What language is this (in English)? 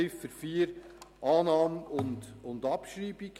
Swiss German